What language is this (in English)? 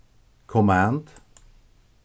Faroese